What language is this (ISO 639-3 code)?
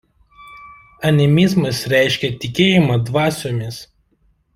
lit